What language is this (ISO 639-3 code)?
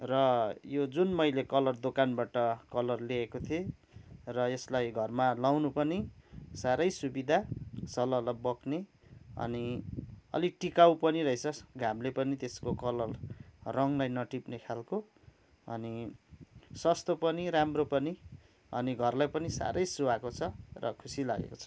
nep